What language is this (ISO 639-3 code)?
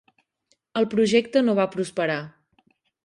cat